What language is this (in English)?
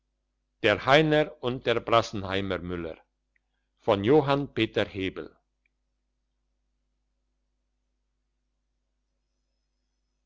German